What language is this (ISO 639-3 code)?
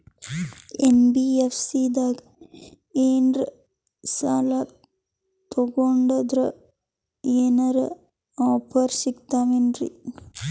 kan